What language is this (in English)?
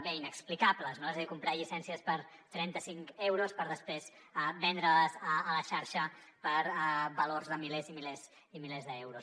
Catalan